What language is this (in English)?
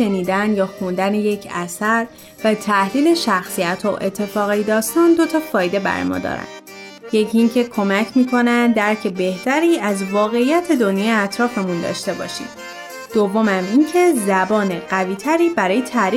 Persian